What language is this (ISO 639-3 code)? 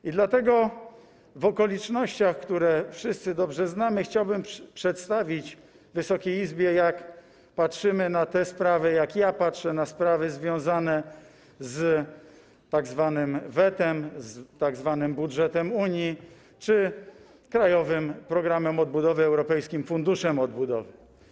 pol